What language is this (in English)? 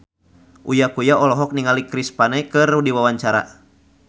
Sundanese